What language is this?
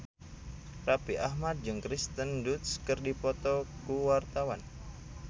Sundanese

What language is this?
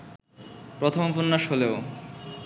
Bangla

